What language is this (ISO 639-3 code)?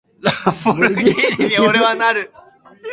jpn